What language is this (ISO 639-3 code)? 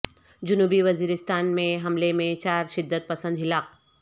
urd